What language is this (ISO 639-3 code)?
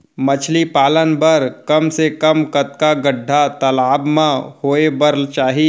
hne